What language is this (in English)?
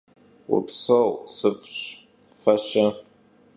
Kabardian